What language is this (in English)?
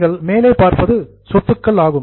Tamil